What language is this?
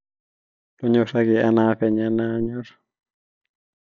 Masai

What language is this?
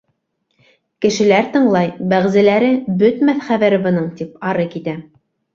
Bashkir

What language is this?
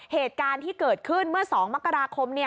Thai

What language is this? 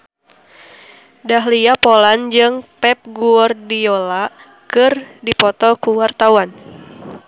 Sundanese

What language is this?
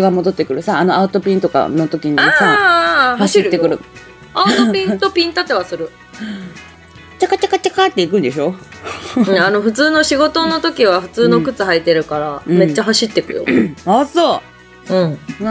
Japanese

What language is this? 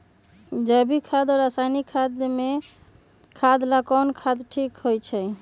Magahi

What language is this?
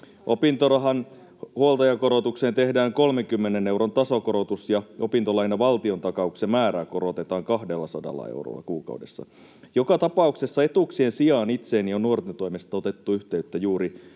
Finnish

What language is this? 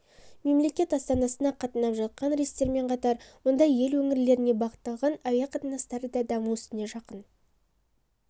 Kazakh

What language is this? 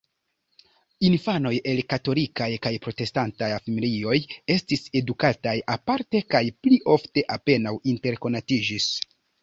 Esperanto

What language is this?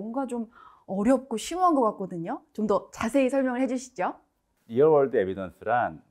Korean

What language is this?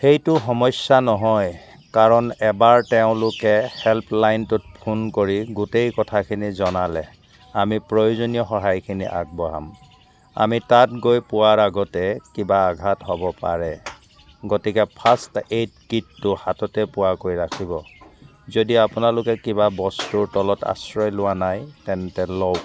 Assamese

